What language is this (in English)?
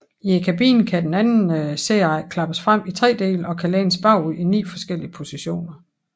Danish